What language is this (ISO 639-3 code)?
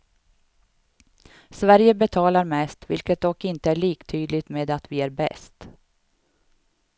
swe